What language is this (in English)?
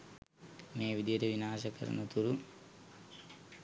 Sinhala